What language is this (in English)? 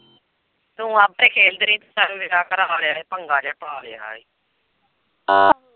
Punjabi